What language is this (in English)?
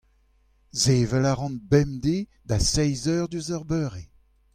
Breton